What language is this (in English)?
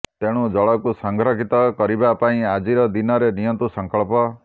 Odia